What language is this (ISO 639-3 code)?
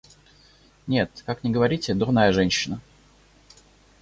rus